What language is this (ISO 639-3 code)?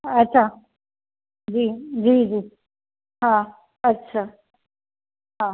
snd